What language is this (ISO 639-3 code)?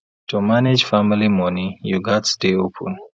pcm